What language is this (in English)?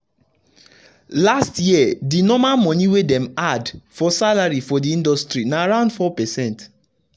Nigerian Pidgin